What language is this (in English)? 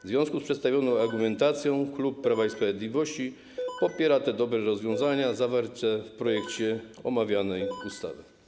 Polish